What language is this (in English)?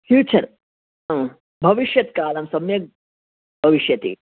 Sanskrit